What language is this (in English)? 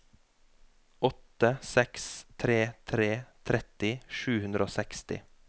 Norwegian